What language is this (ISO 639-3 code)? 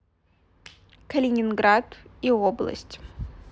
rus